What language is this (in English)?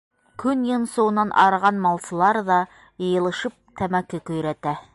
Bashkir